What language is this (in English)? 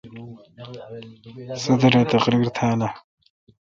Kalkoti